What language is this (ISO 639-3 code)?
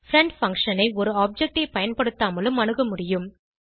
tam